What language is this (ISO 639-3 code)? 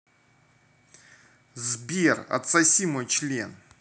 rus